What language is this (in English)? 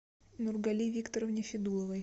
Russian